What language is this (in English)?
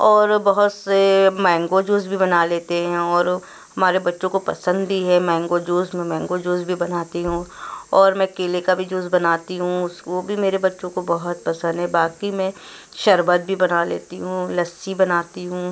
Urdu